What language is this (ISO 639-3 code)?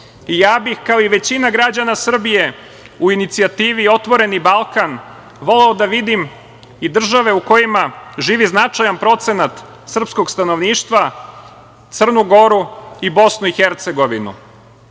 srp